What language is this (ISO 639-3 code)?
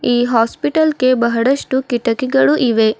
kan